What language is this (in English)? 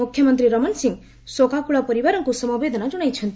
Odia